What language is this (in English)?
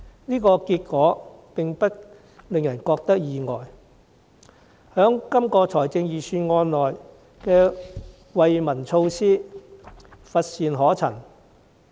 Cantonese